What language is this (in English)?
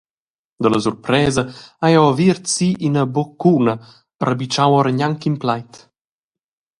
Romansh